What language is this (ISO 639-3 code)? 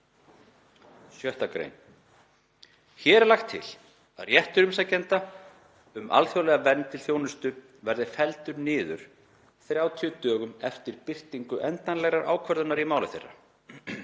isl